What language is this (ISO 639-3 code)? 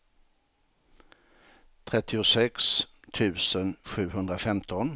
swe